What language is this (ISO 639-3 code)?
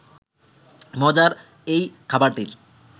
ben